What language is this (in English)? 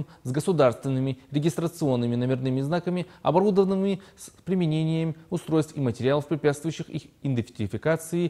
Russian